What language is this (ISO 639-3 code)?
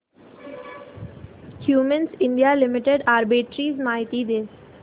mar